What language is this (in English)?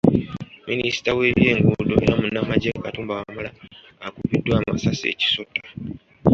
Ganda